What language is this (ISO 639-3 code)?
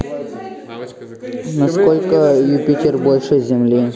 rus